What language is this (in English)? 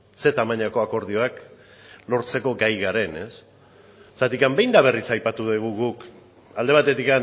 Basque